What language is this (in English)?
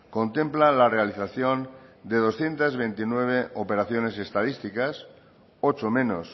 Spanish